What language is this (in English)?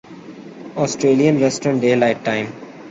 Urdu